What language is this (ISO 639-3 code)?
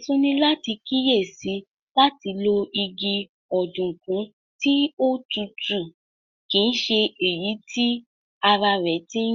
yor